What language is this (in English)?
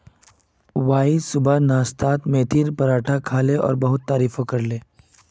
Magahi